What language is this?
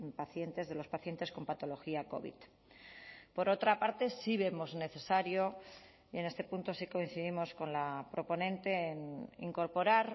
Spanish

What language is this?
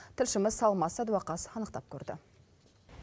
Kazakh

